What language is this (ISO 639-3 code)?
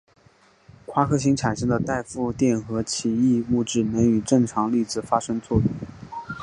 zho